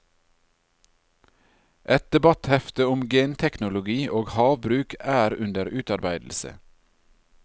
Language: Norwegian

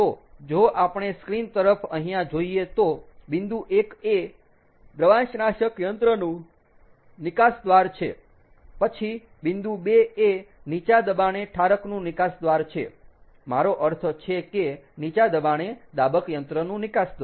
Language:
Gujarati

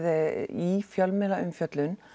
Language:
Icelandic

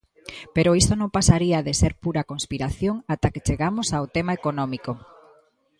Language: Galician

